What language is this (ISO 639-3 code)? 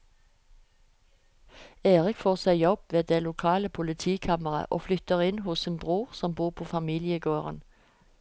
nor